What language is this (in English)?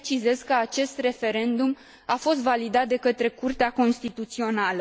Romanian